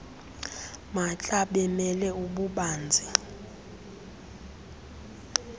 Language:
Xhosa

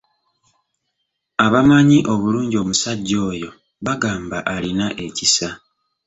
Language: Ganda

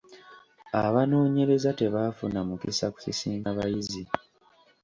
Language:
Ganda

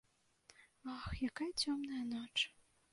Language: Belarusian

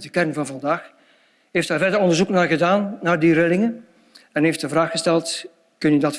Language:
Dutch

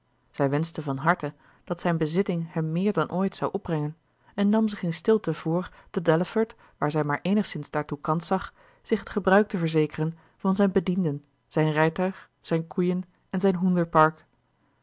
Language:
Dutch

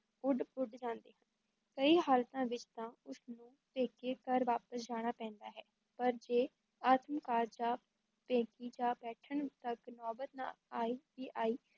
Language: Punjabi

